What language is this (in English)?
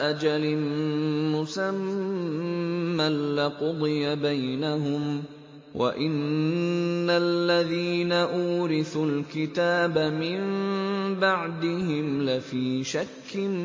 Arabic